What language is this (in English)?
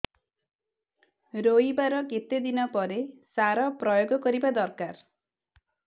Odia